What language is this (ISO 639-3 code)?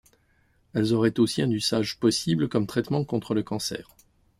fra